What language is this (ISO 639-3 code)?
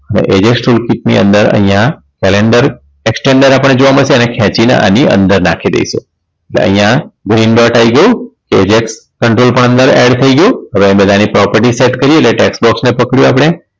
guj